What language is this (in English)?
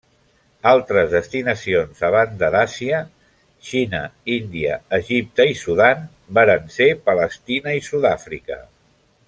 Catalan